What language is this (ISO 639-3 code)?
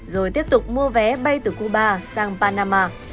vie